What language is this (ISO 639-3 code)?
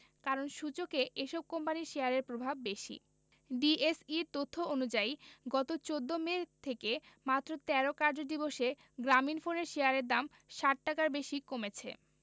ben